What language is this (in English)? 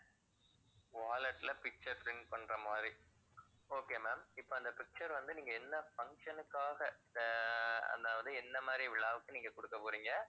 Tamil